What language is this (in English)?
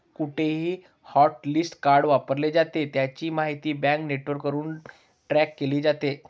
Marathi